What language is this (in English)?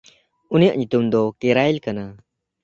Santali